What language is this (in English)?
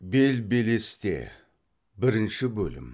Kazakh